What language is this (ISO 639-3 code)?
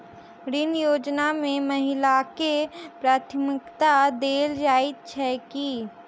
mai